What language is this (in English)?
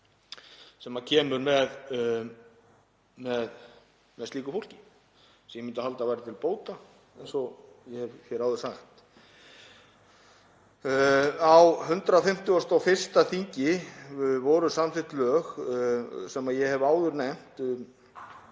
Icelandic